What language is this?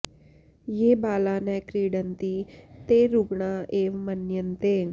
Sanskrit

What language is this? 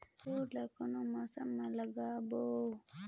Chhattisgarhi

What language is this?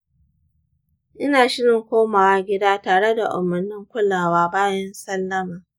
Hausa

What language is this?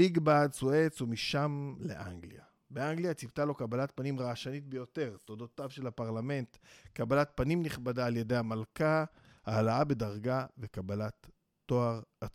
Hebrew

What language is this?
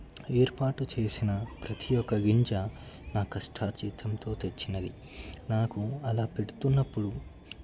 Telugu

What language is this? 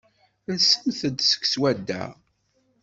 Kabyle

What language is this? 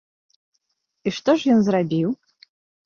Belarusian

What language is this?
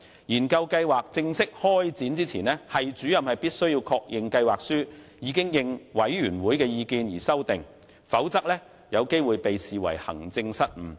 Cantonese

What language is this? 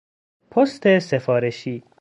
Persian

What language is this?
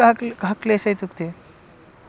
Sanskrit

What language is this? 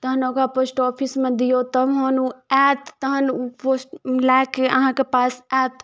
Maithili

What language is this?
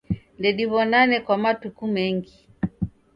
Taita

